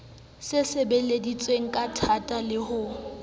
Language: Southern Sotho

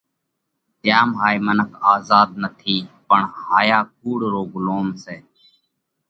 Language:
Parkari Koli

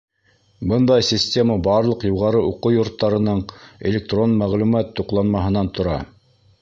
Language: Bashkir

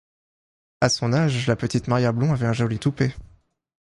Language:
French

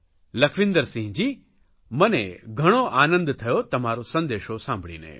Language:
Gujarati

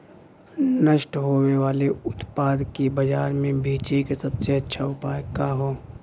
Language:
Bhojpuri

